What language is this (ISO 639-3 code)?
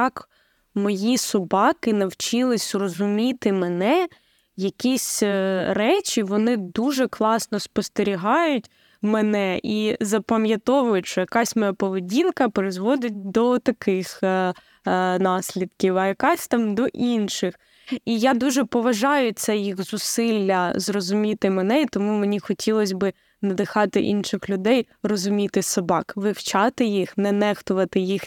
ukr